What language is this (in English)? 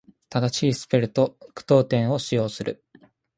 Japanese